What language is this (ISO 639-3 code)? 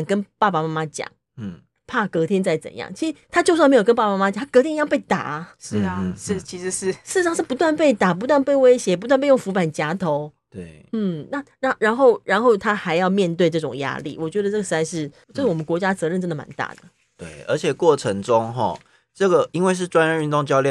zho